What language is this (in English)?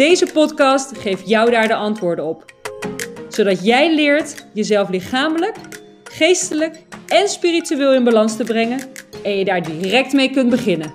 Dutch